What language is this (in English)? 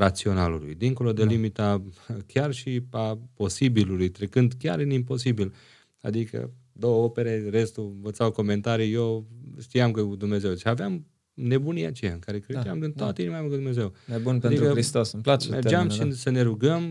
Romanian